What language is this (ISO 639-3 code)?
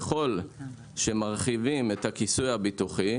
heb